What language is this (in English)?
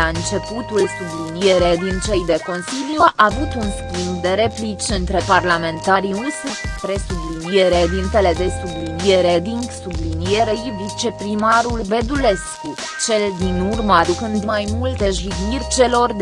Romanian